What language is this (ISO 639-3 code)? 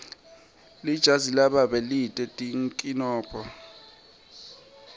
ssw